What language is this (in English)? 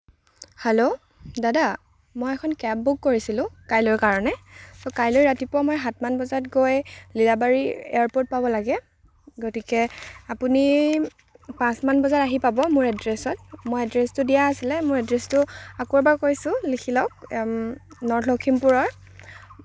Assamese